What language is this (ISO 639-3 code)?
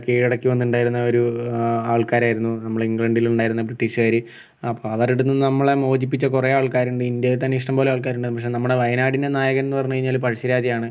mal